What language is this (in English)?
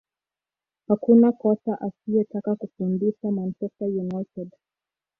Swahili